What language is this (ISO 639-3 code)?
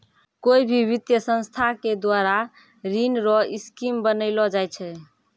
mai